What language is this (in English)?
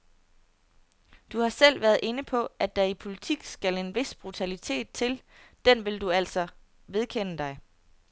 Danish